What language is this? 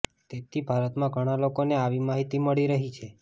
Gujarati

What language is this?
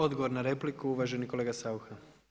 Croatian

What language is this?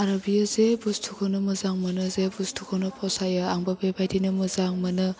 Bodo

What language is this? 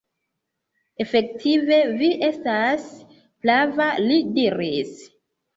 Esperanto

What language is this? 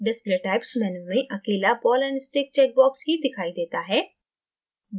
Hindi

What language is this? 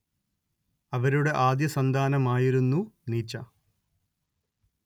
Malayalam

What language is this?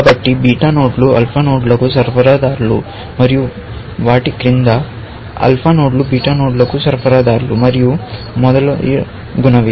Telugu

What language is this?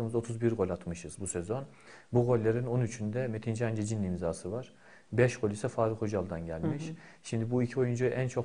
Turkish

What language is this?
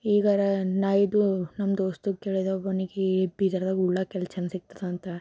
Kannada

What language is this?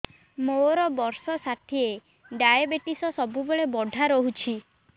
Odia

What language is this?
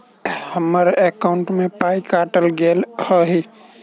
Maithili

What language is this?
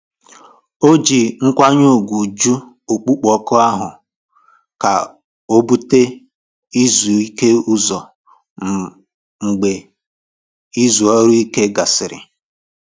Igbo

